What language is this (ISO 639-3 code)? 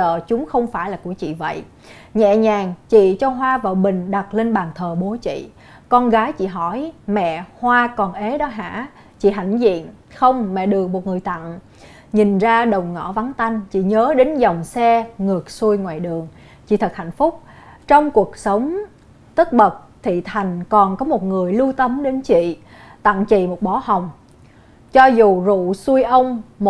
vie